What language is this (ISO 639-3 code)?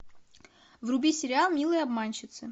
rus